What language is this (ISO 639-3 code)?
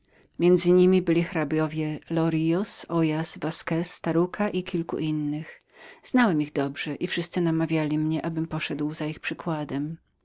pol